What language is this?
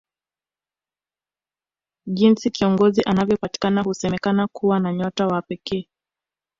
Swahili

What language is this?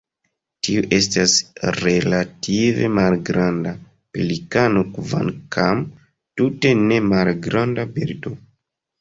Esperanto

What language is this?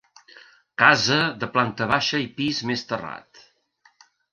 Catalan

